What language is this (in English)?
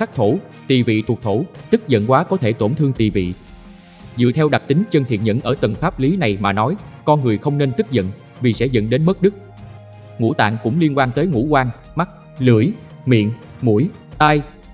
Vietnamese